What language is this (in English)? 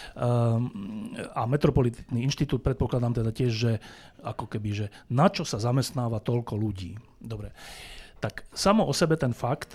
Slovak